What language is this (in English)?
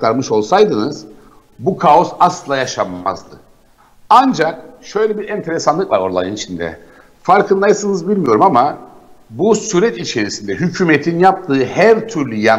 Turkish